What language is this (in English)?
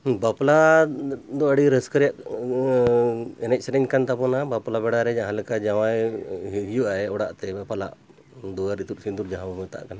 Santali